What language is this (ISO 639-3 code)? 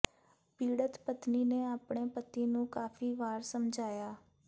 pan